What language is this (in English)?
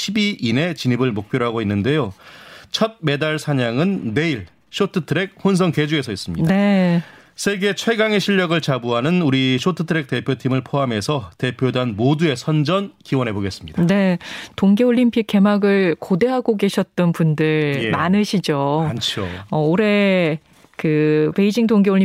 Korean